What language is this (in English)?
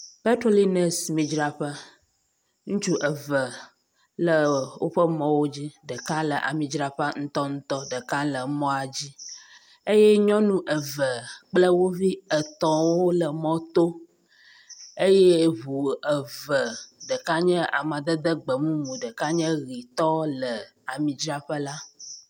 Ewe